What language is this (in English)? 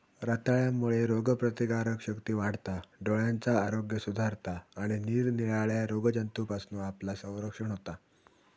Marathi